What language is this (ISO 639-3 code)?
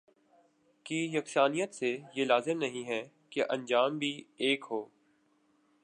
urd